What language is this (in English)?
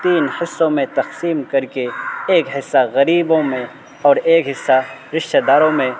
Urdu